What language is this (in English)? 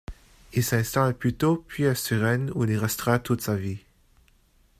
French